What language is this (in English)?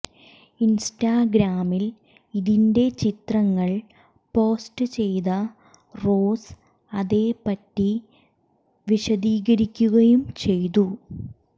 Malayalam